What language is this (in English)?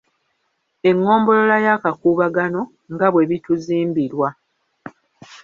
Ganda